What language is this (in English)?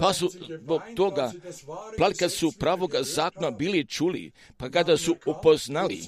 Croatian